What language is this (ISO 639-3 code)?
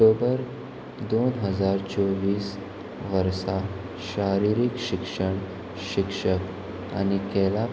kok